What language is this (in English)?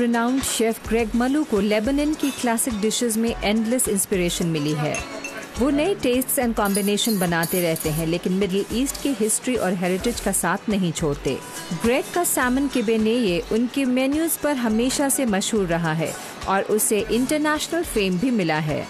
Hindi